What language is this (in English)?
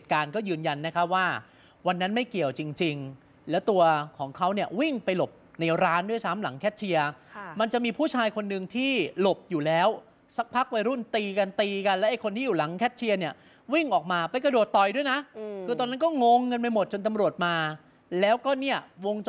Thai